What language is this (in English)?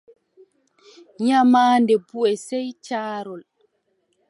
Adamawa Fulfulde